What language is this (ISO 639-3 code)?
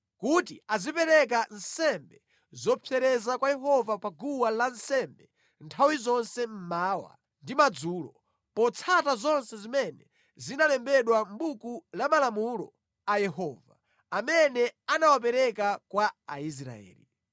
nya